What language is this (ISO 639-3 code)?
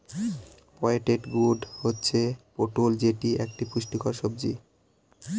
ben